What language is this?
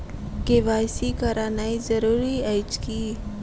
Maithili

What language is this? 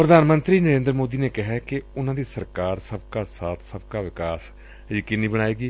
Punjabi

